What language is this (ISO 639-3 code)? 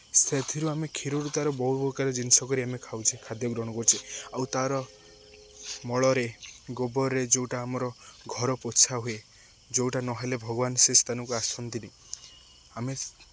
ori